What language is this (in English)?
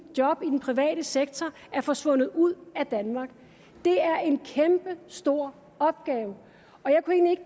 Danish